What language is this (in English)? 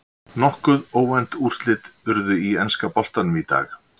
Icelandic